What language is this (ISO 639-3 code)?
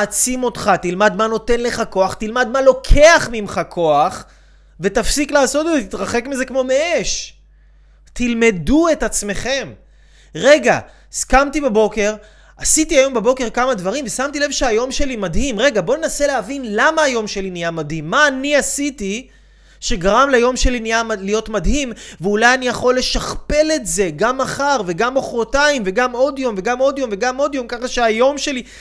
heb